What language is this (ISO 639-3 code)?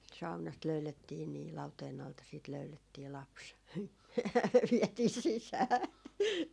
fin